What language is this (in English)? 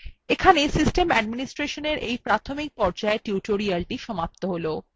Bangla